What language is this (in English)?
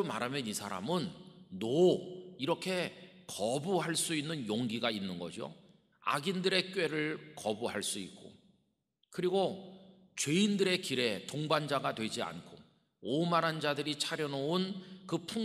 Korean